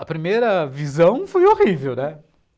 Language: Portuguese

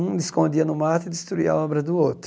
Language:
Portuguese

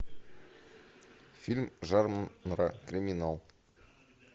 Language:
Russian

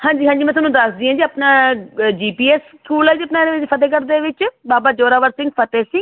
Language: Punjabi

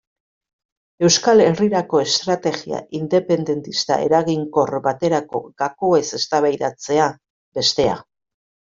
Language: Basque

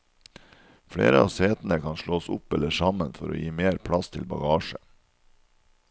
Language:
Norwegian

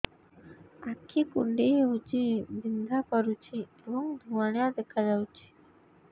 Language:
Odia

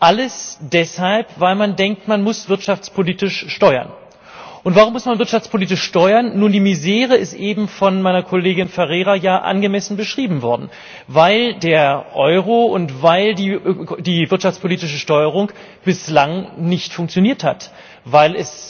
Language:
German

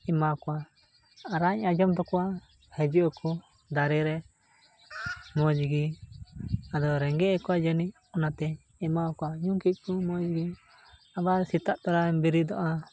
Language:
Santali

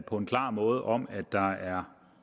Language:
Danish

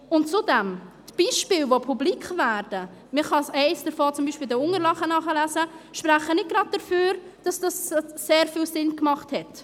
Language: Swiss German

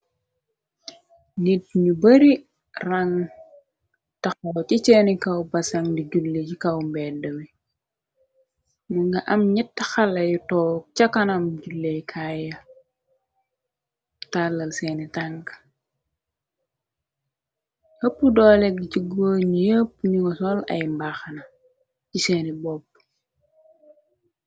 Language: Wolof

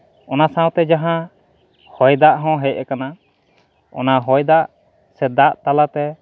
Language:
Santali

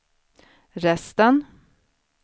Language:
Swedish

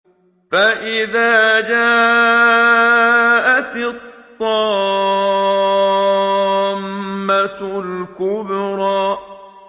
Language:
Arabic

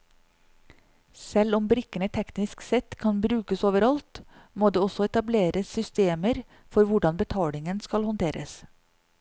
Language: Norwegian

